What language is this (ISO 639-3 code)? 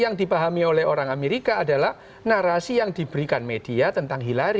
ind